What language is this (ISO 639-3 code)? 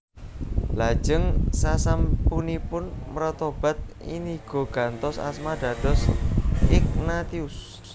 jav